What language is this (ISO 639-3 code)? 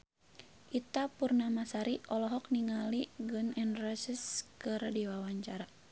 sun